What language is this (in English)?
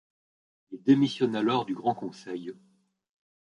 French